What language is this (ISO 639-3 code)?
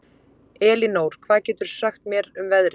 isl